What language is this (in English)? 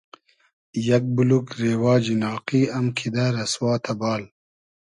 Hazaragi